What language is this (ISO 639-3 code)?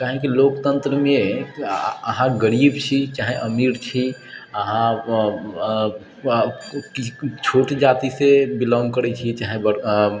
mai